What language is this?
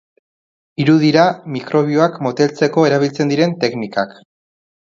Basque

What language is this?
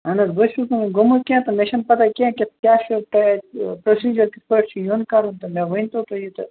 Kashmiri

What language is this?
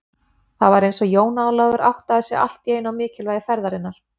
Icelandic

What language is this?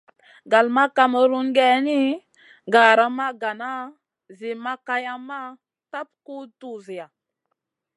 Masana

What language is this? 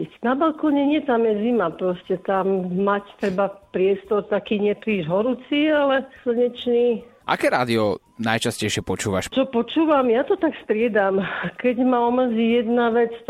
Slovak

